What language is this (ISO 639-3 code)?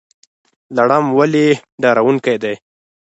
pus